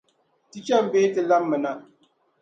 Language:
Dagbani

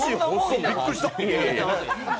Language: Japanese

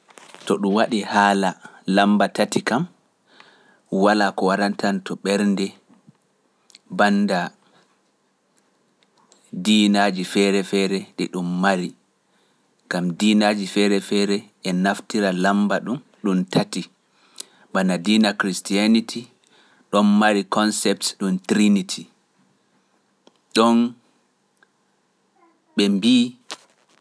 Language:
Pular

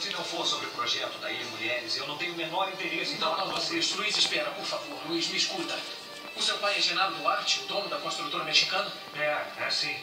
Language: Portuguese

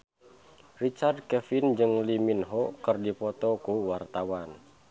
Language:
Sundanese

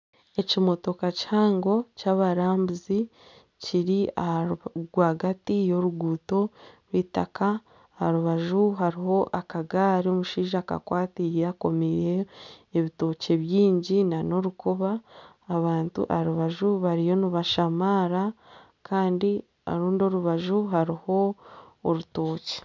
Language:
Nyankole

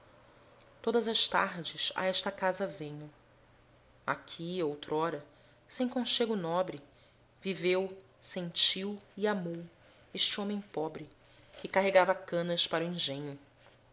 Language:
Portuguese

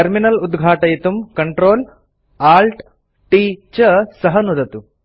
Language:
Sanskrit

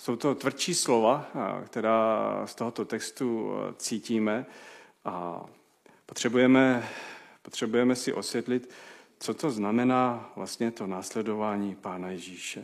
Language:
Czech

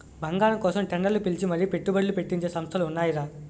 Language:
Telugu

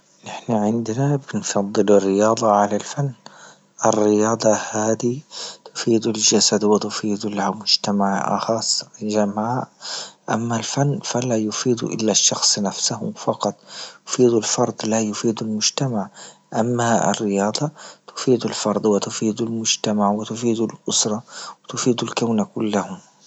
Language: Libyan Arabic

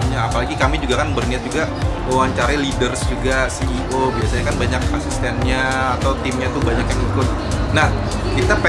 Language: Indonesian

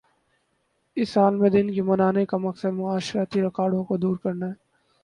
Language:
Urdu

